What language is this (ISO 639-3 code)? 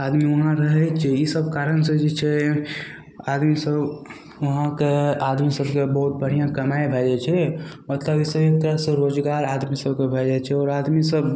mai